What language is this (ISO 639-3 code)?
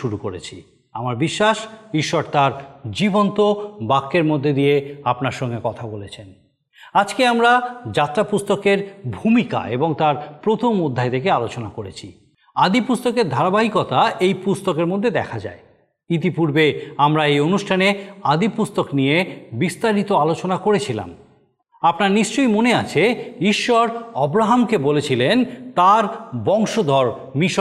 ben